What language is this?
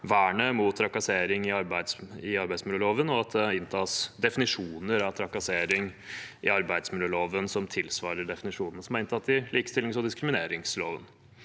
Norwegian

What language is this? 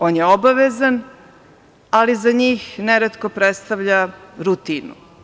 Serbian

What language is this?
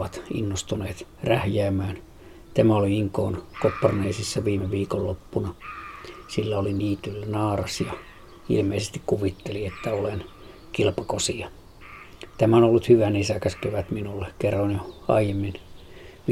Finnish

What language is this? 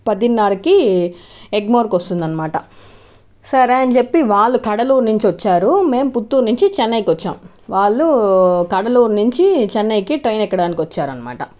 Telugu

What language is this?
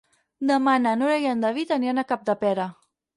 Catalan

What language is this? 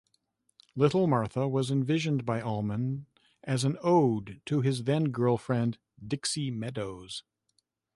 English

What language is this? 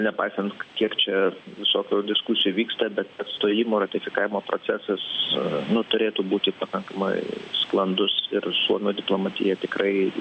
Lithuanian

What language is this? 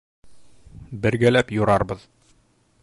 Bashkir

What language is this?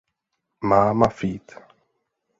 Czech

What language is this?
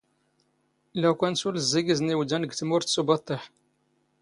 Standard Moroccan Tamazight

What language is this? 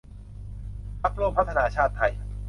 Thai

